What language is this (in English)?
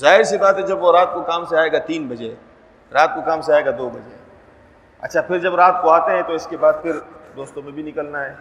Urdu